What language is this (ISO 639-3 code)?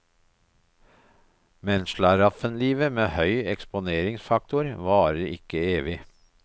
nor